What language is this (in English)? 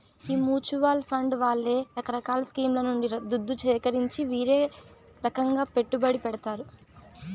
Telugu